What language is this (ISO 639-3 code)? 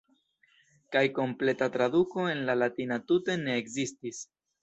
epo